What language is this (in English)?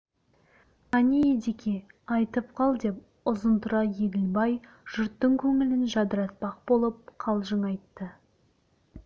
Kazakh